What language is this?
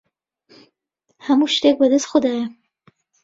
Central Kurdish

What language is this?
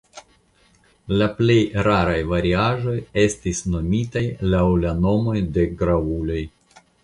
Esperanto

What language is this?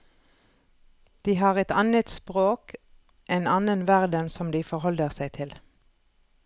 Norwegian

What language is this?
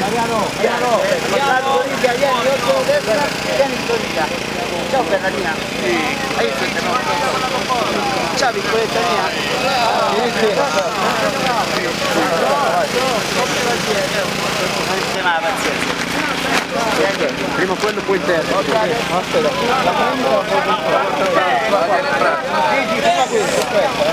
Italian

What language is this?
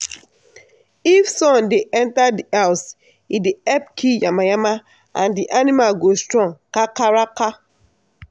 Nigerian Pidgin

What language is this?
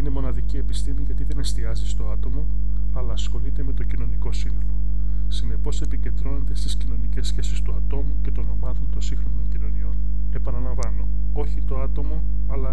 Greek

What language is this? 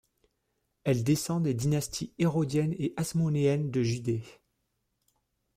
French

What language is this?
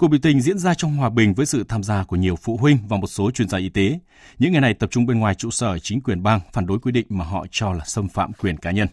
Vietnamese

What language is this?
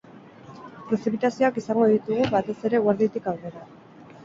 Basque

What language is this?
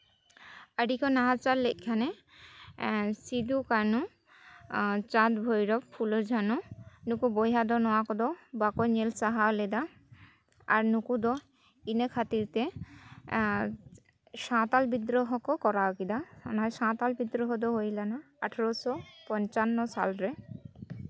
Santali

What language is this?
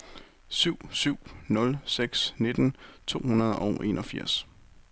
Danish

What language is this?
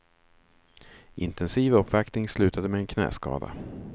Swedish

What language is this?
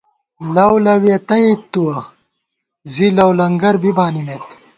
Gawar-Bati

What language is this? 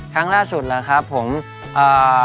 Thai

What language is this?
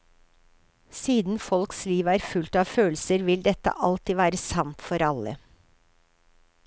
Norwegian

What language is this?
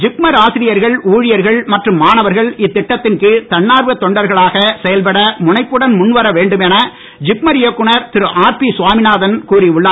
Tamil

